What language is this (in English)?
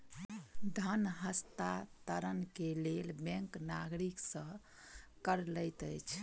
Maithili